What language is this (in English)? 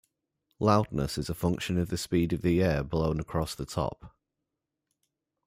English